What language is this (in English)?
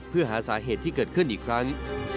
Thai